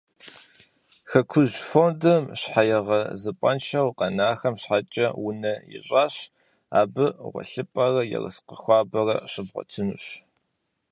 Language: Kabardian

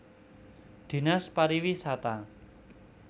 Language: Javanese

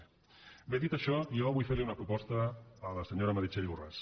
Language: Catalan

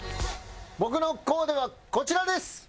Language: Japanese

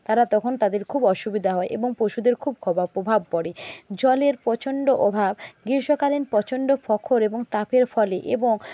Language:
Bangla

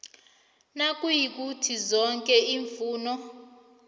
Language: South Ndebele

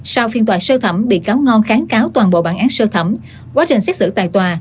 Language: Vietnamese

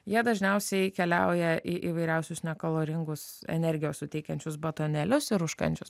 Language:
Lithuanian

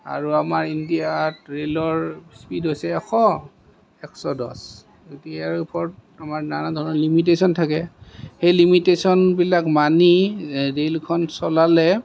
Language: Assamese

